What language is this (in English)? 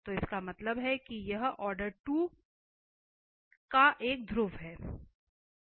Hindi